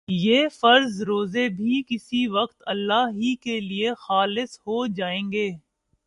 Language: Urdu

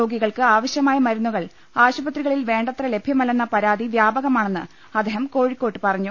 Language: Malayalam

